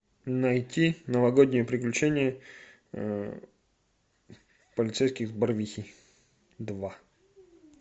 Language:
Russian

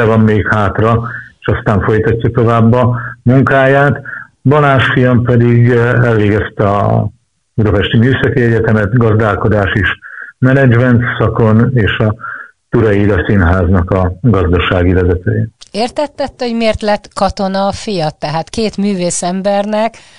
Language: Hungarian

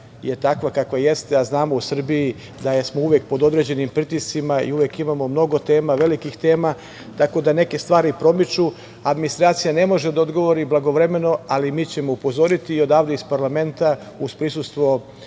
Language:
Serbian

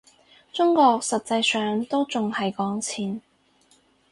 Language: Cantonese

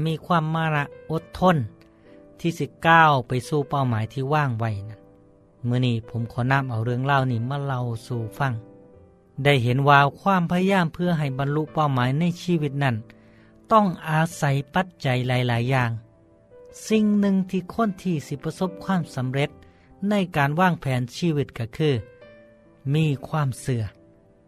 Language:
Thai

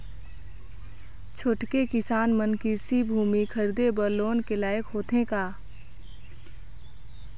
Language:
Chhattisgarhi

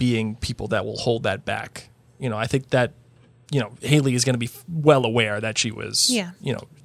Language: English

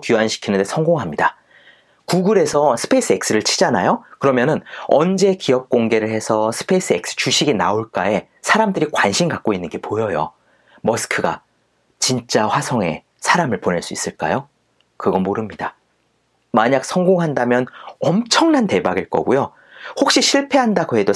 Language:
Korean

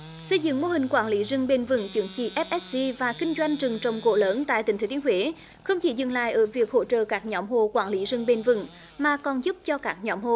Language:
Vietnamese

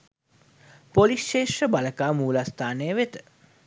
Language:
Sinhala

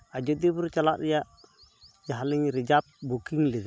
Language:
Santali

